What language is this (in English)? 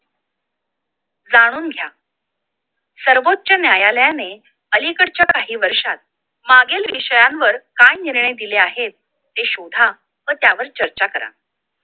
Marathi